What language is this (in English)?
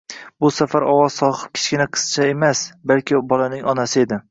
Uzbek